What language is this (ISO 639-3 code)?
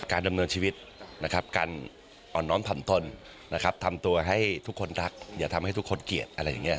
tha